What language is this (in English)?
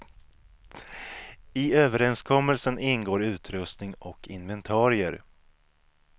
Swedish